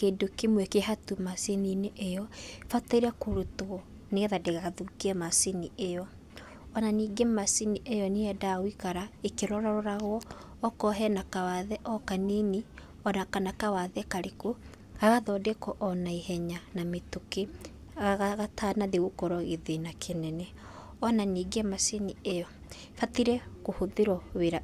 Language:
Kikuyu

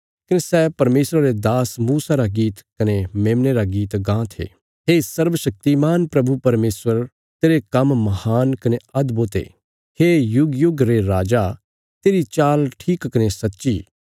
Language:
Bilaspuri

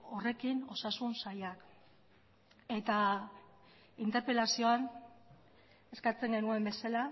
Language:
Basque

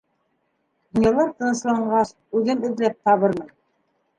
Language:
Bashkir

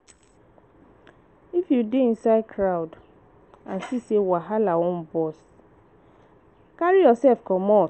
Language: Nigerian Pidgin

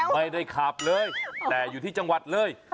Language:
Thai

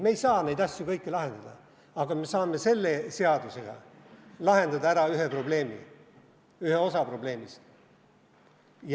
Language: Estonian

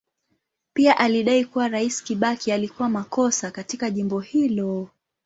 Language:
Swahili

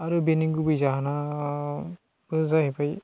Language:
Bodo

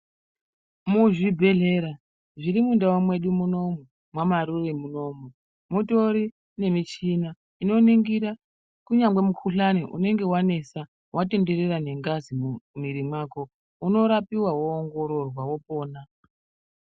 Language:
Ndau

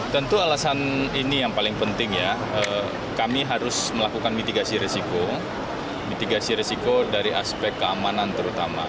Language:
Indonesian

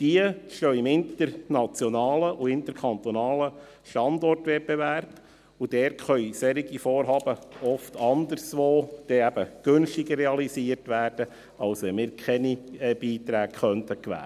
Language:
Swiss German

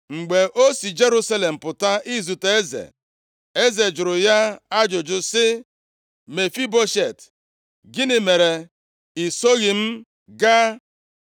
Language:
Igbo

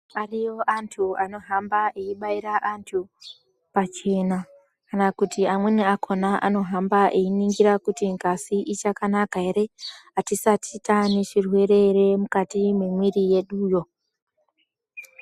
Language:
Ndau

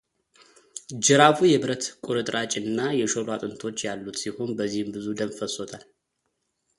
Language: Amharic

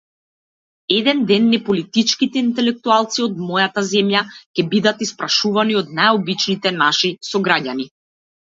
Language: Macedonian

